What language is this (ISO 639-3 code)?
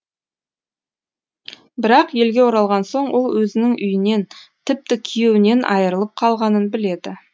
kaz